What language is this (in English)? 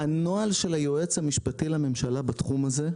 Hebrew